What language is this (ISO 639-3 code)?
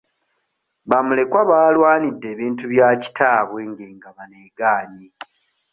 lug